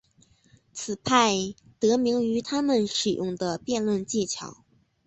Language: Chinese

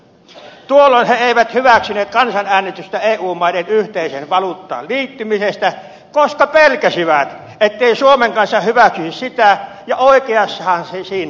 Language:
Finnish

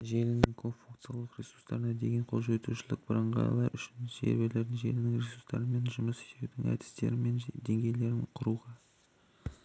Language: Kazakh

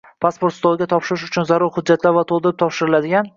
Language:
Uzbek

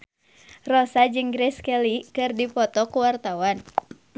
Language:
Sundanese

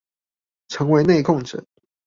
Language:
Chinese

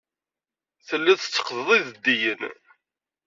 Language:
Kabyle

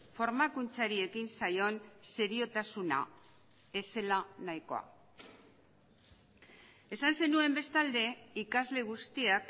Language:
Basque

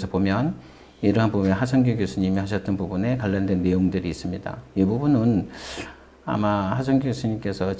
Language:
Korean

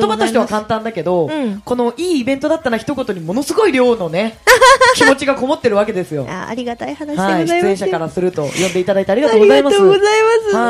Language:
Japanese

